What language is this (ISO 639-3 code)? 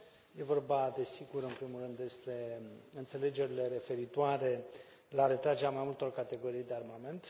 ron